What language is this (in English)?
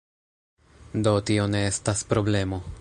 Esperanto